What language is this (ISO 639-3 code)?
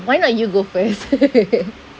eng